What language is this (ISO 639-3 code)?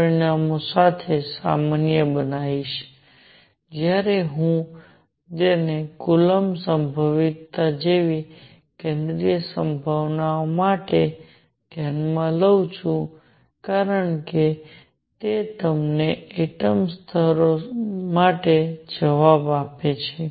guj